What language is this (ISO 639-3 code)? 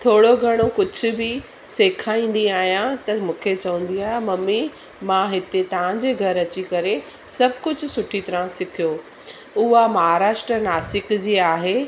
snd